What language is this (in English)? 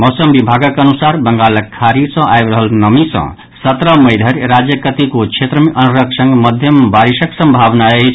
Maithili